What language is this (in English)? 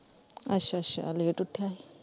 Punjabi